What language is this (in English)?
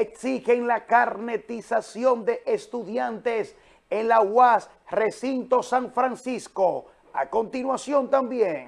Spanish